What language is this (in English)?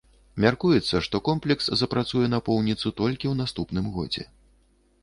Belarusian